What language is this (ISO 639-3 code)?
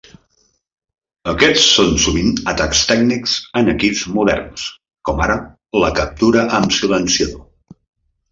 cat